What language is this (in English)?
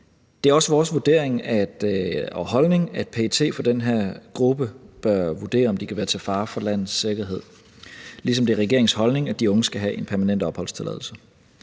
Danish